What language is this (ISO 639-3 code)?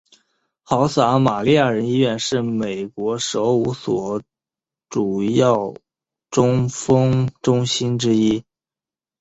zho